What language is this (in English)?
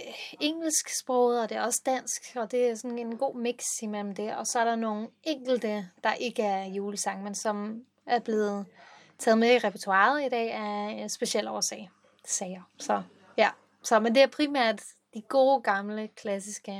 Danish